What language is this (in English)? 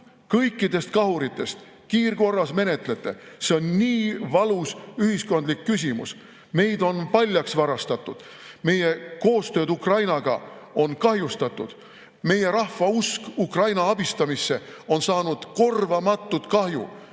Estonian